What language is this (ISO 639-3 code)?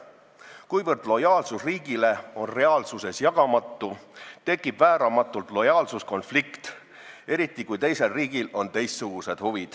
est